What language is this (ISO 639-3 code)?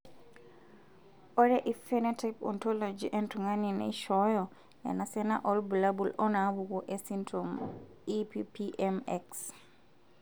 mas